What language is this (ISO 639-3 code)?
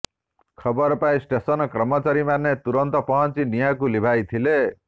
ori